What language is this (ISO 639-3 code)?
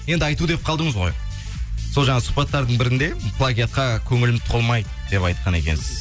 kaz